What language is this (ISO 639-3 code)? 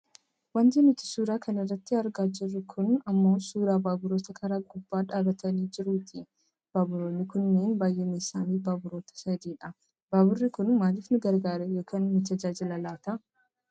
orm